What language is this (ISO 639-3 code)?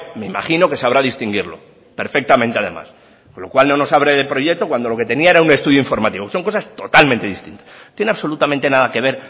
spa